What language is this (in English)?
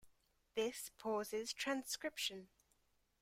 English